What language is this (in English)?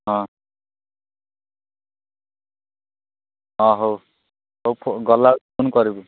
Odia